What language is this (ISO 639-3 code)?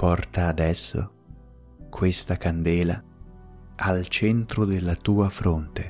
ita